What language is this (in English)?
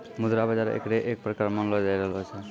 Maithili